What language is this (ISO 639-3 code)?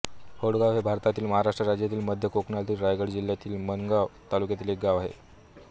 mar